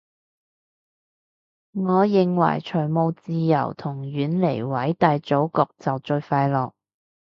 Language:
Cantonese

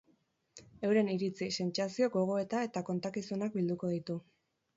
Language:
Basque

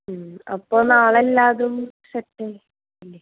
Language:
Malayalam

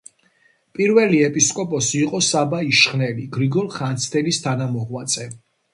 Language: Georgian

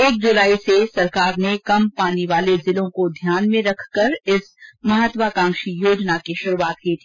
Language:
Hindi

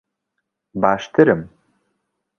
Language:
Central Kurdish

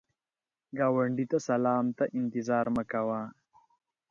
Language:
Pashto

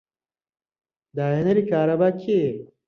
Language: Central Kurdish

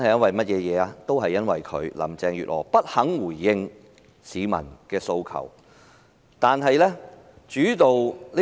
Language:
Cantonese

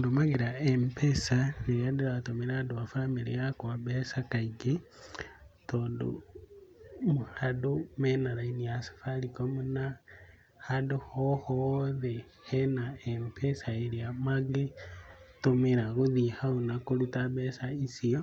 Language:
Kikuyu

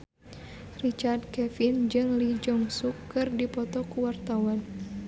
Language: Sundanese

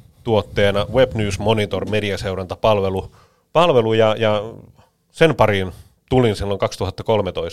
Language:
Finnish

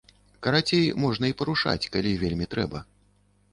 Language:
Belarusian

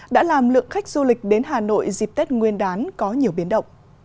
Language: Vietnamese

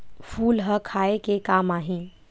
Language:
Chhattisgarhi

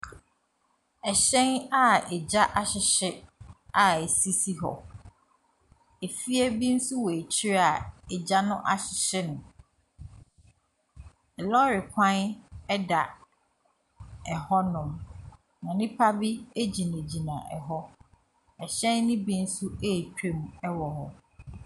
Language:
Akan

